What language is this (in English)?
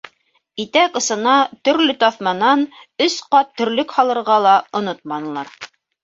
Bashkir